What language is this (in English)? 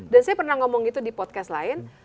Indonesian